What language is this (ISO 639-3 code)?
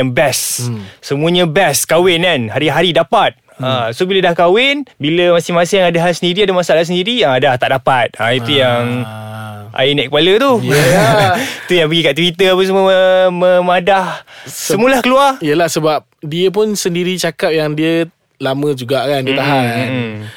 msa